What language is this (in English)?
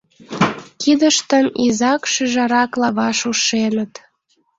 Mari